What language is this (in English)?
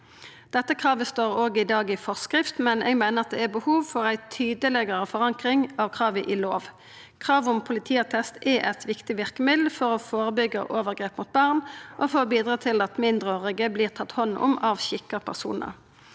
Norwegian